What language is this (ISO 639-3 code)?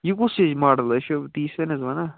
kas